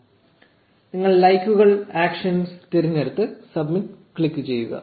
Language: Malayalam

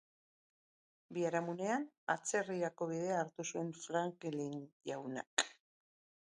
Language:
Basque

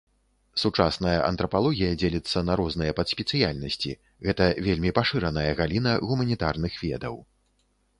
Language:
Belarusian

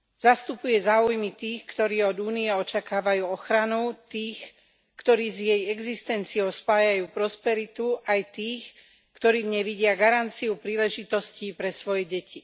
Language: Slovak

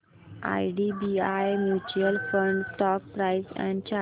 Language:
Marathi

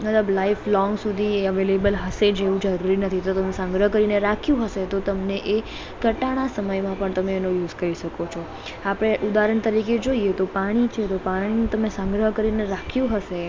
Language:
Gujarati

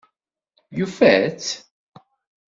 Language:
Kabyle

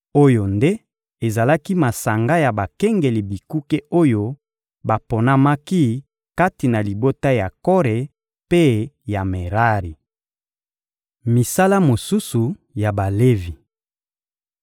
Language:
Lingala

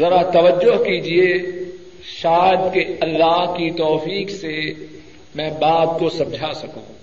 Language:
Urdu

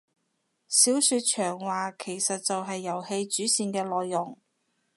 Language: Cantonese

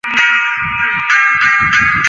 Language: Chinese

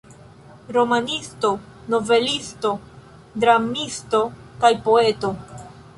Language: Esperanto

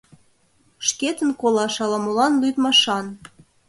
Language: Mari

